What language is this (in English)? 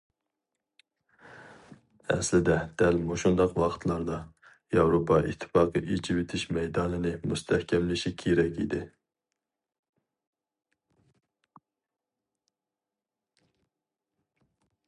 Uyghur